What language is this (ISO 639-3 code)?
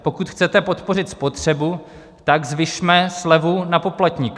ces